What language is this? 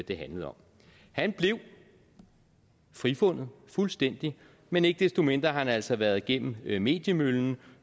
Danish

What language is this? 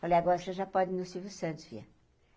Portuguese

